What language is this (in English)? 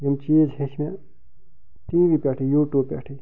Kashmiri